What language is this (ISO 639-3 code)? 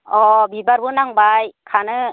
brx